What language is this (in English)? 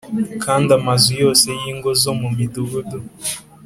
Kinyarwanda